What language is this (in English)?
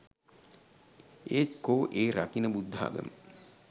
Sinhala